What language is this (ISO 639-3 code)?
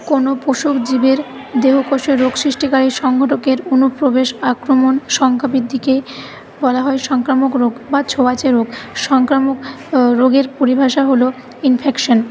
ben